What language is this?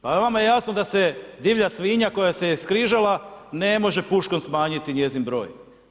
Croatian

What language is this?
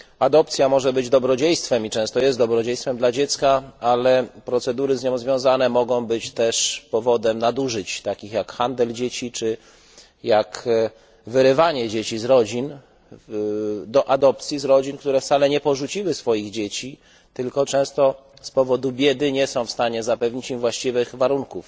Polish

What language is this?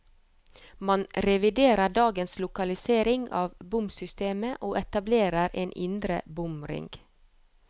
Norwegian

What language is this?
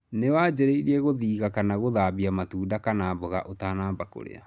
Kikuyu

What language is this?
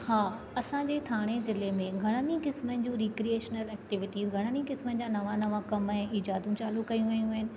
Sindhi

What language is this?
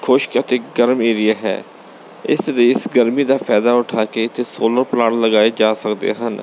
Punjabi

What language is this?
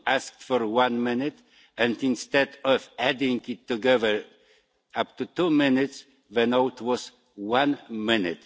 English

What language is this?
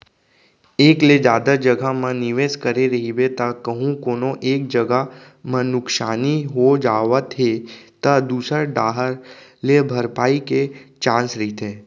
Chhattisgarhi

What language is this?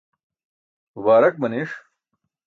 Burushaski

